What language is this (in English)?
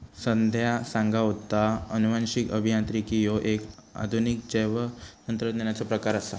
Marathi